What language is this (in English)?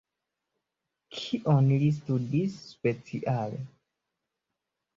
Esperanto